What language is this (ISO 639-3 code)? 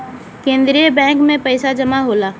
bho